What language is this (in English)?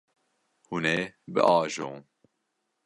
Kurdish